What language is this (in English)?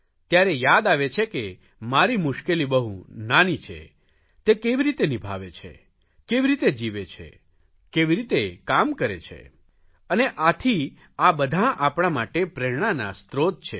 Gujarati